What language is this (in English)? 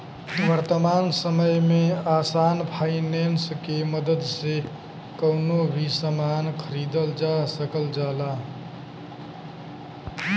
Bhojpuri